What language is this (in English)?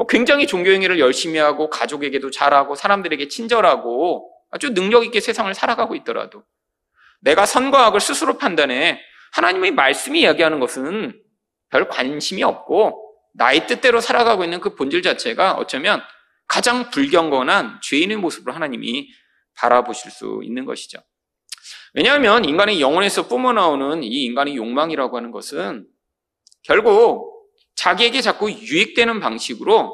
Korean